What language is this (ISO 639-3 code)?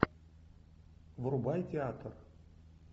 rus